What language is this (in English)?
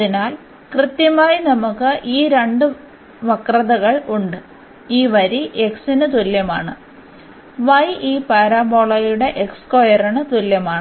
Malayalam